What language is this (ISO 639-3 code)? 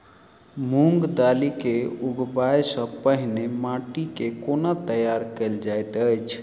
mai